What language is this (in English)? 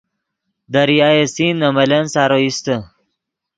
Yidgha